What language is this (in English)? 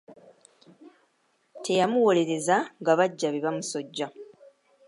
Ganda